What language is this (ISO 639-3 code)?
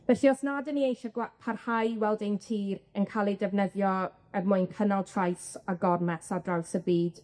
cym